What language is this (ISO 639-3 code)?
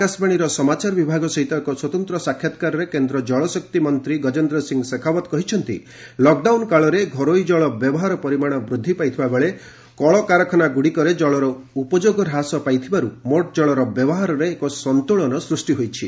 ori